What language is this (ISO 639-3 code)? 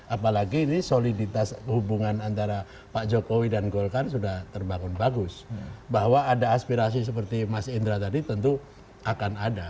ind